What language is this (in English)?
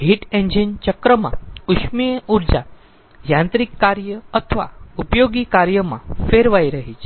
Gujarati